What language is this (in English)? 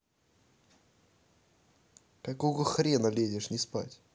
Russian